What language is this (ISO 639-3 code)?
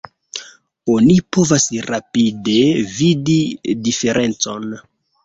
epo